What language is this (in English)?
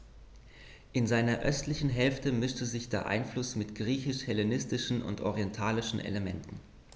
German